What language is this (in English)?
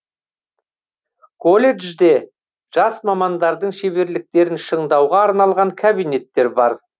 Kazakh